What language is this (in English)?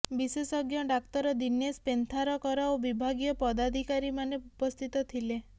Odia